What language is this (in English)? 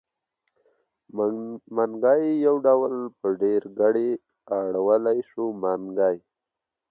Pashto